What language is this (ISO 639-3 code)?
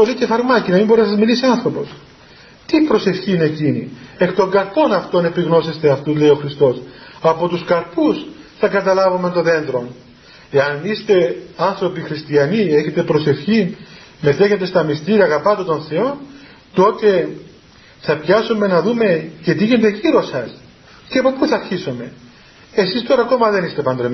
ell